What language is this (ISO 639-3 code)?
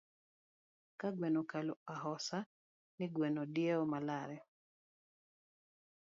luo